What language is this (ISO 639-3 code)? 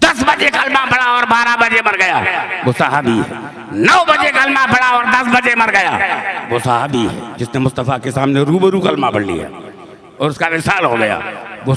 hin